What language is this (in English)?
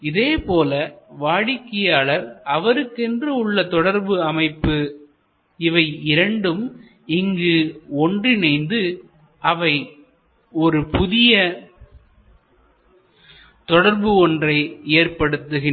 Tamil